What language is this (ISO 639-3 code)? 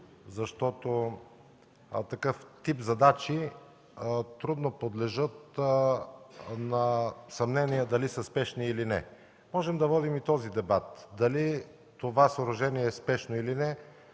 bul